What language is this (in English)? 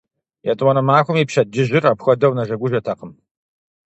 Kabardian